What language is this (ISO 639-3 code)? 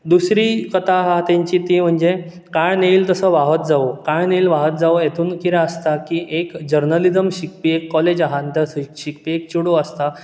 kok